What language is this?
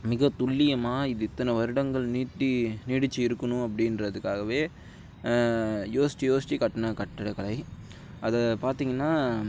Tamil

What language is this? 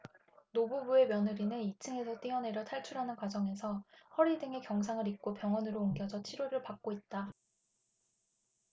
Korean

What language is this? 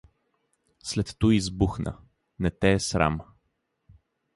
Bulgarian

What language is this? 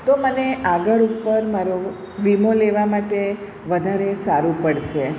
Gujarati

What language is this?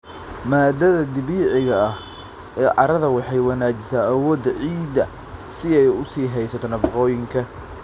Somali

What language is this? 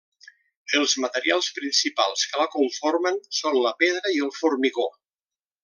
Catalan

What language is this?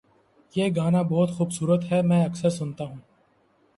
Urdu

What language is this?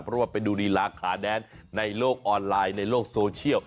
Thai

